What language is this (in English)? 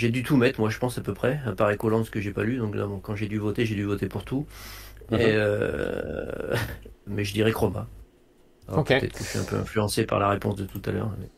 French